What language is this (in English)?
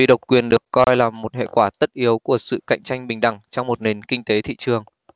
Vietnamese